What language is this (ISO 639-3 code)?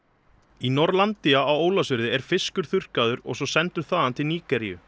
isl